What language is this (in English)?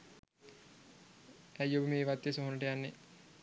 Sinhala